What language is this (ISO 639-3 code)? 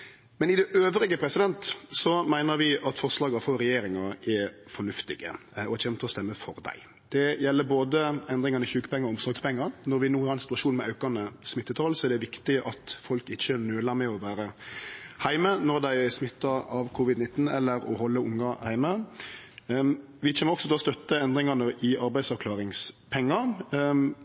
nno